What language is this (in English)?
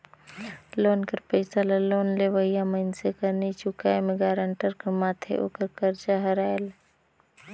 Chhattisgarhi